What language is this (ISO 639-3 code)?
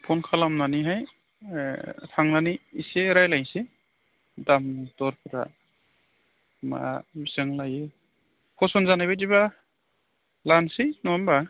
brx